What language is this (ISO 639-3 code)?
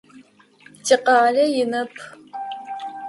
ady